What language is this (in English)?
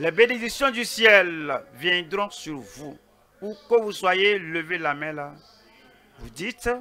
French